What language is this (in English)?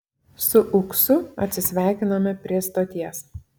Lithuanian